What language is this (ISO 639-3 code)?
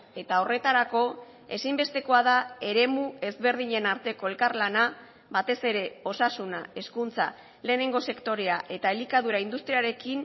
eus